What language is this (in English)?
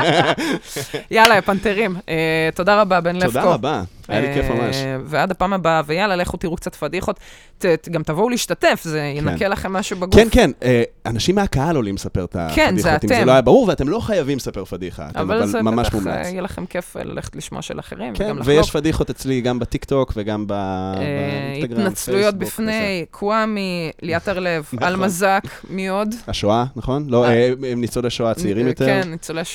Hebrew